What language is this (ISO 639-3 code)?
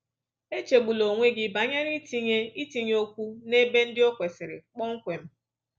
ibo